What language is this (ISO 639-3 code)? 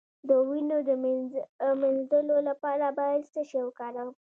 pus